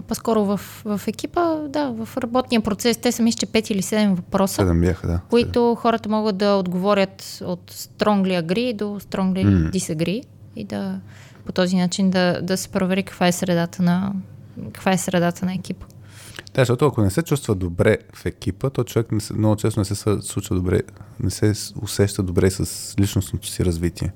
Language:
Bulgarian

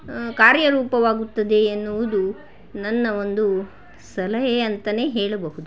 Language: Kannada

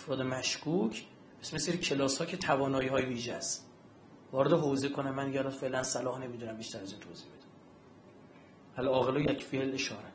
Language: Persian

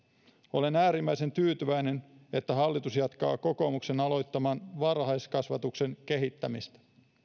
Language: Finnish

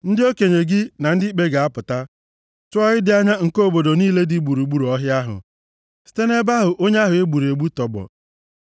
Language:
Igbo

